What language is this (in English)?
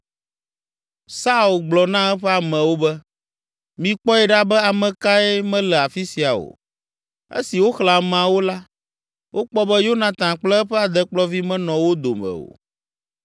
Ewe